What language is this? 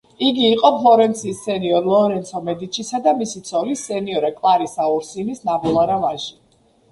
Georgian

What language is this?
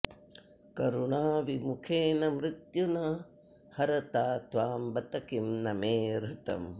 Sanskrit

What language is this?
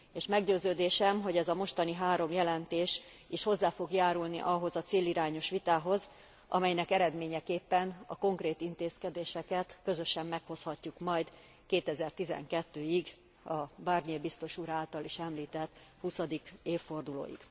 Hungarian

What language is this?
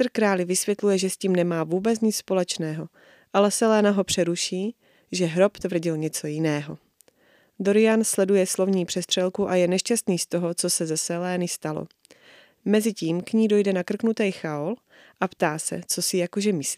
Czech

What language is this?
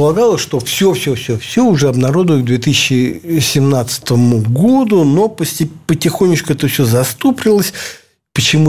Russian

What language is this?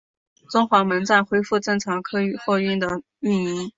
Chinese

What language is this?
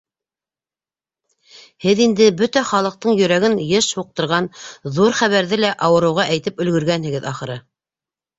Bashkir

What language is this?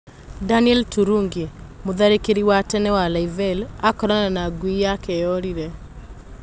Kikuyu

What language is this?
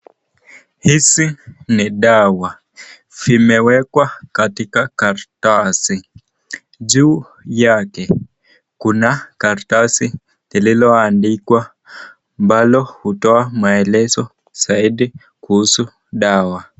Swahili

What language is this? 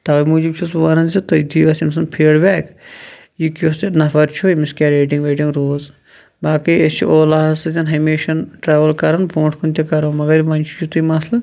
Kashmiri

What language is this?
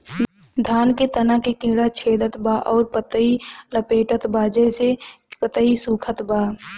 Bhojpuri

